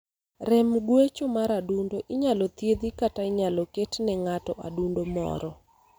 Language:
Luo (Kenya and Tanzania)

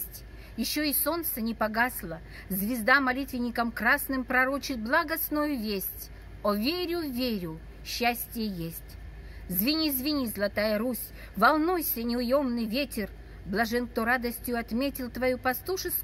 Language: Russian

